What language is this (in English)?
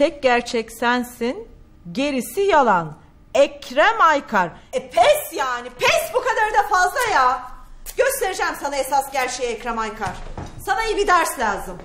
Turkish